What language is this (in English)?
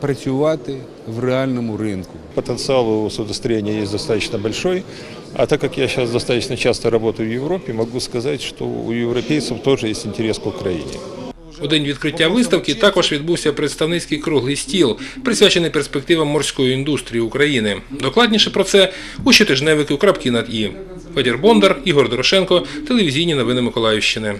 Ukrainian